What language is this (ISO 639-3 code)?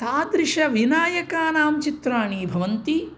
san